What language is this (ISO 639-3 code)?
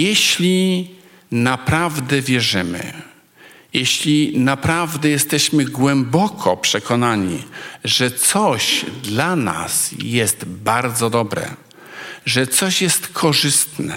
pol